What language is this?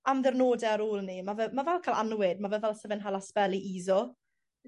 Welsh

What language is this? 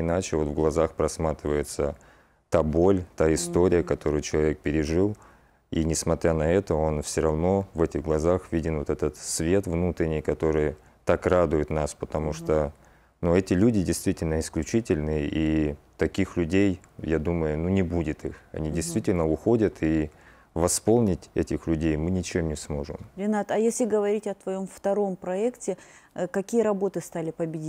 Russian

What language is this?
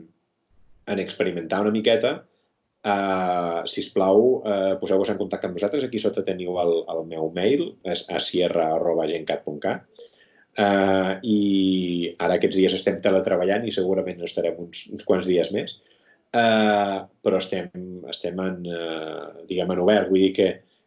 Catalan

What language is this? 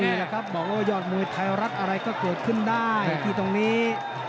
Thai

